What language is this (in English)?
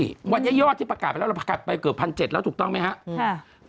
Thai